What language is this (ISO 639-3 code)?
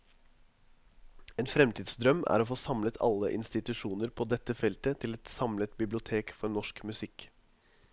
nor